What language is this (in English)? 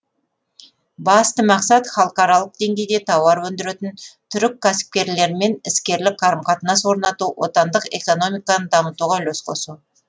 Kazakh